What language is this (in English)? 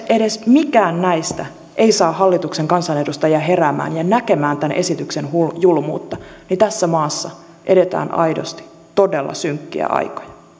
Finnish